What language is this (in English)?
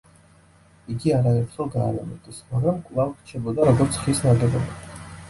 Georgian